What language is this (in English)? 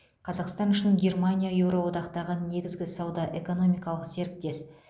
Kazakh